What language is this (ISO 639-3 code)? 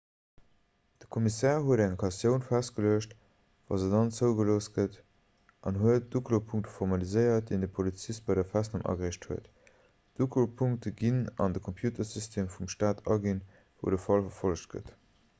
ltz